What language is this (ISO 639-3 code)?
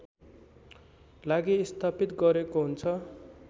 nep